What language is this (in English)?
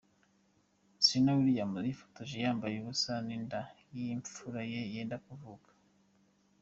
Kinyarwanda